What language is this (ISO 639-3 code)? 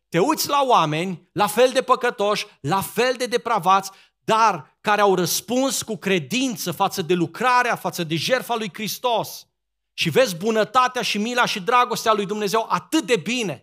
ron